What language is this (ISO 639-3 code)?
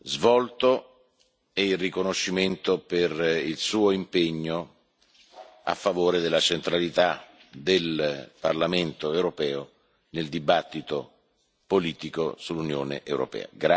ita